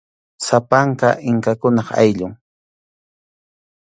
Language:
Arequipa-La Unión Quechua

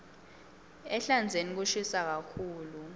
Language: Swati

